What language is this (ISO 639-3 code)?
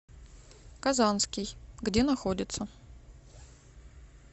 rus